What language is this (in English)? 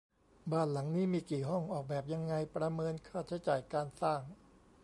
Thai